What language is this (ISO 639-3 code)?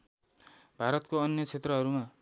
nep